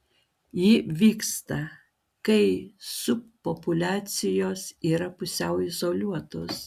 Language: Lithuanian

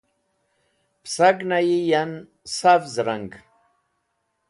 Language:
Wakhi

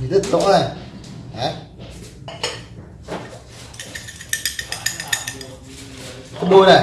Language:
Vietnamese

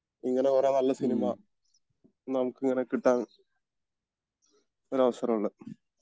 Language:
Malayalam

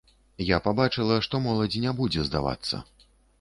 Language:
Belarusian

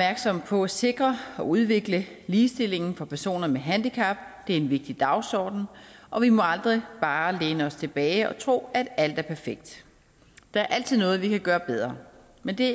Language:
Danish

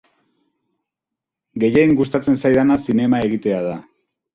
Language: Basque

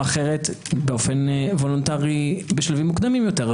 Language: Hebrew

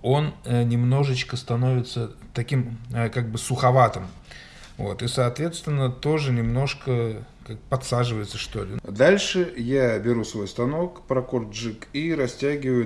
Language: Russian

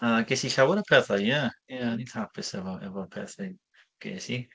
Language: Welsh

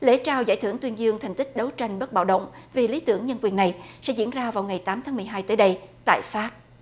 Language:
Vietnamese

